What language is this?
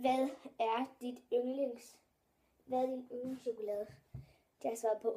Danish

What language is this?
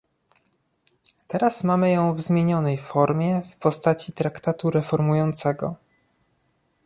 Polish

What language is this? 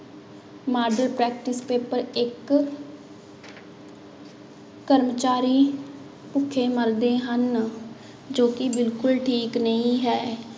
Punjabi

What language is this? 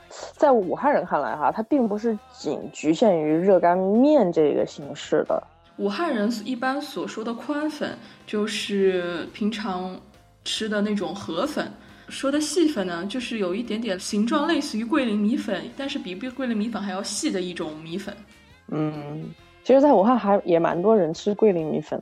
Chinese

